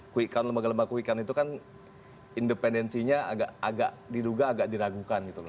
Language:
Indonesian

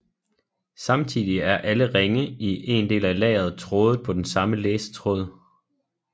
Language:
Danish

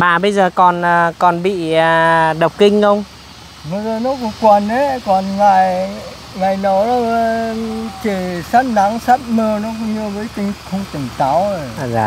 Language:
Vietnamese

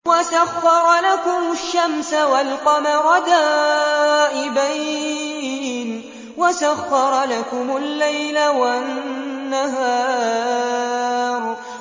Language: Arabic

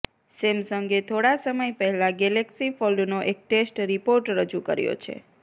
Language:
Gujarati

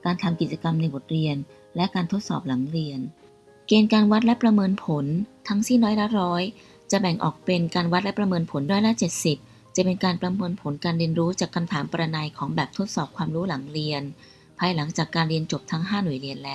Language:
Thai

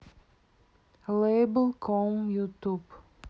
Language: Russian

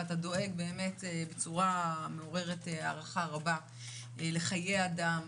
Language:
Hebrew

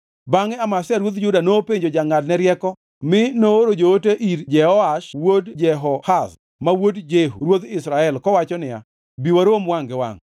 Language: Luo (Kenya and Tanzania)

